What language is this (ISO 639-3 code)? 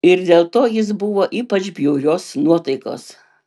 lit